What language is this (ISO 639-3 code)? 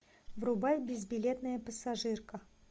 rus